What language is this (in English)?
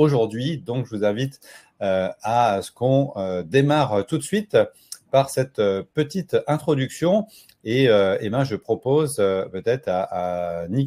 French